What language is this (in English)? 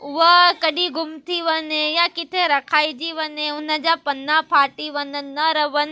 Sindhi